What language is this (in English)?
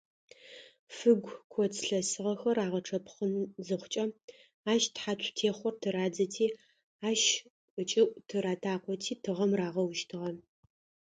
Adyghe